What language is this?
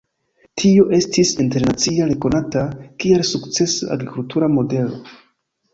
Esperanto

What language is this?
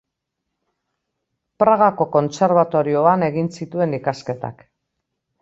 Basque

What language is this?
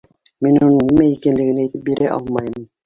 Bashkir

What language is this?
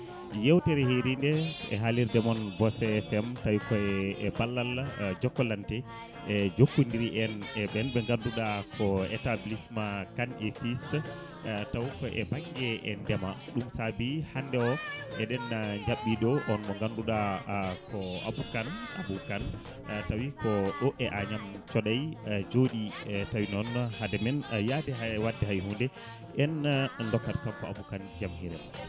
Fula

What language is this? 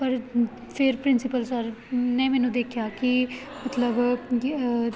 Punjabi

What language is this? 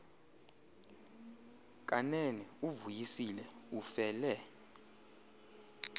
Xhosa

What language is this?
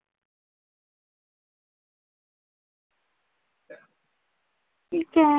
Marathi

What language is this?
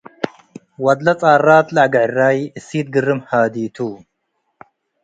Tigre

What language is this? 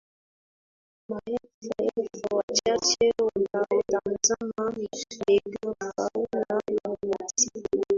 Swahili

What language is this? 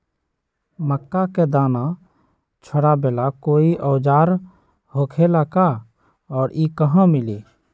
Magahi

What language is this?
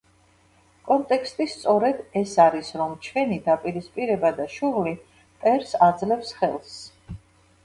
Georgian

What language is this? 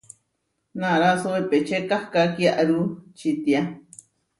Huarijio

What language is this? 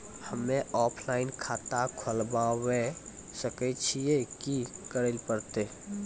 Maithili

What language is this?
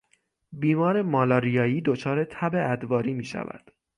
Persian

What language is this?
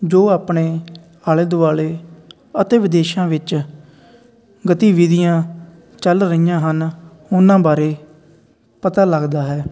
Punjabi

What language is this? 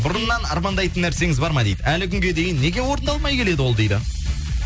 Kazakh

